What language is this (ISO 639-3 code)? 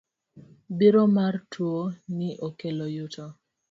luo